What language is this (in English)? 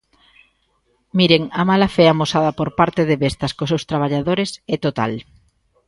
Galician